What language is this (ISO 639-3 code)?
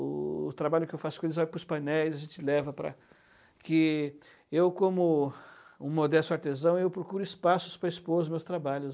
por